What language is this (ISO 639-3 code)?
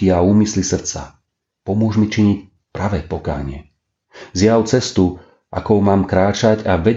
slk